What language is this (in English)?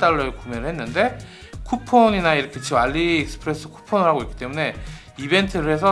Korean